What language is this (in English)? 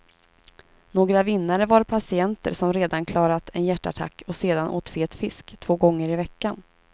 Swedish